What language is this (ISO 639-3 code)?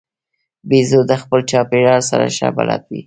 pus